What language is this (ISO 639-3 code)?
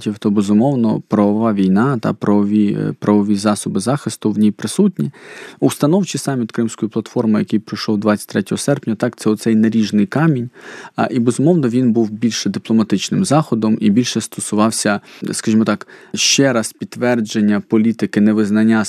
ukr